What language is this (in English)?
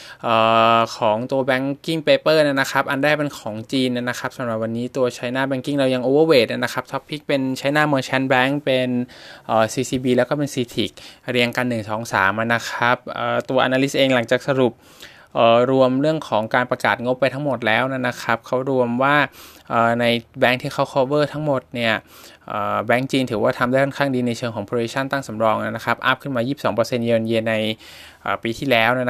Thai